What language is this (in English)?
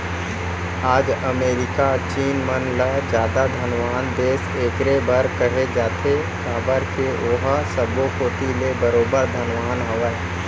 Chhattisgarhi